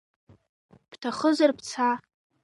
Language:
Abkhazian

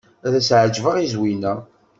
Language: Kabyle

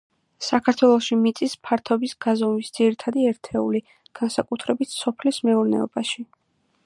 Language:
Georgian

